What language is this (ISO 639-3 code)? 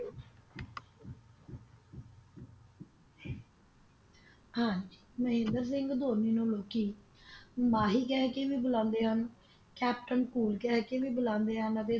pan